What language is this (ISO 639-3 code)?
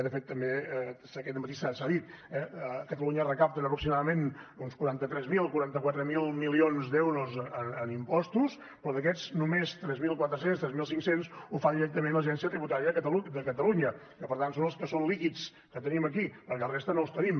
cat